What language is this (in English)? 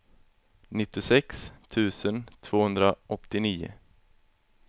Swedish